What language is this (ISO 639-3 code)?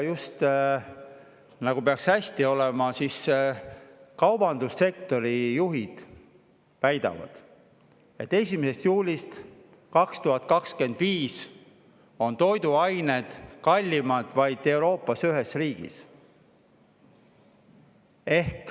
est